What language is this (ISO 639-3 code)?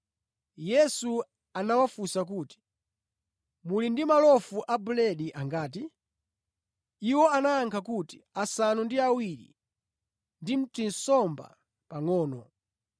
nya